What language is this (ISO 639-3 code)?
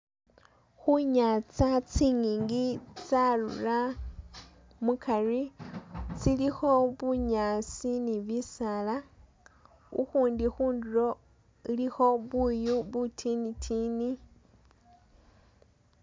myx